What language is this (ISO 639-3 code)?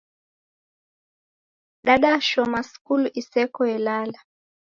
dav